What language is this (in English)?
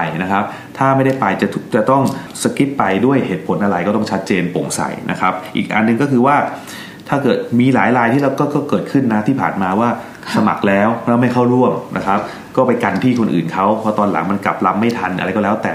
Thai